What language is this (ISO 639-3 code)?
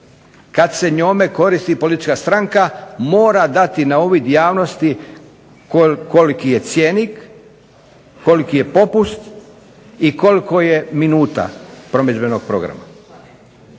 hrv